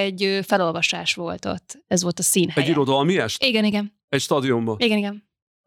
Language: Hungarian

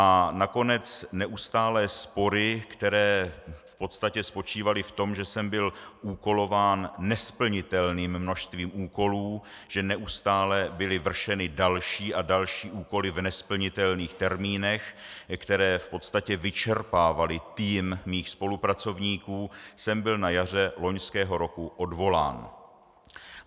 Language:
Czech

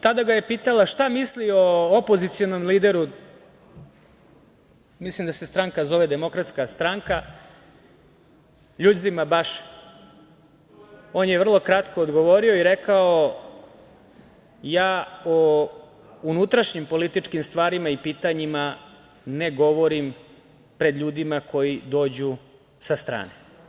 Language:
Serbian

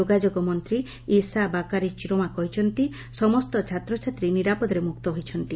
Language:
Odia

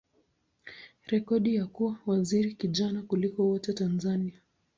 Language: Swahili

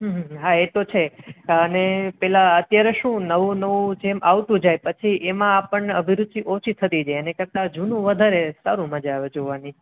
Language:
Gujarati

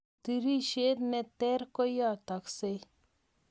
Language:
Kalenjin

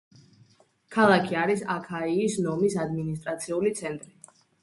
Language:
Georgian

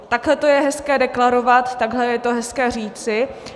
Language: Czech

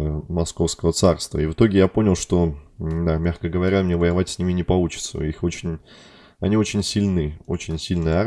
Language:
Russian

